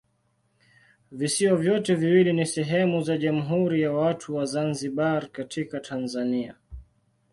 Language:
Swahili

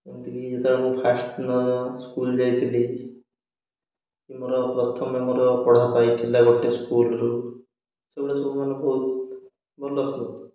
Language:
Odia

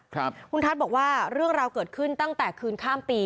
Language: Thai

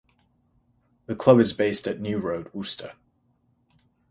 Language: English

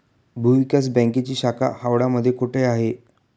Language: Marathi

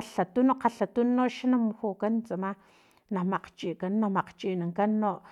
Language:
Filomena Mata-Coahuitlán Totonac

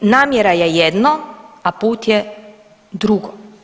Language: Croatian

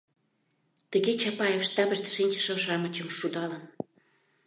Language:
Mari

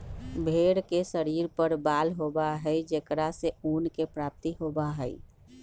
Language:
Magahi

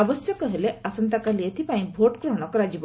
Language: Odia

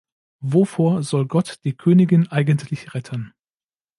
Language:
German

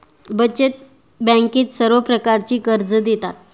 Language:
Marathi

